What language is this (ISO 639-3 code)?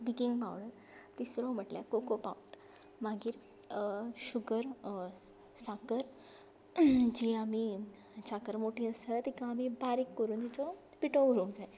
kok